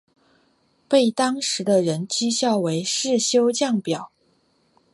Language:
Chinese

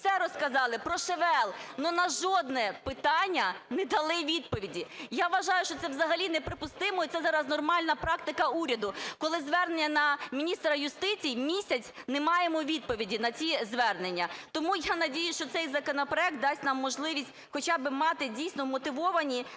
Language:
Ukrainian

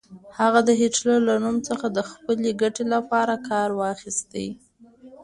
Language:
Pashto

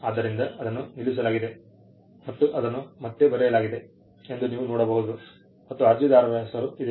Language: Kannada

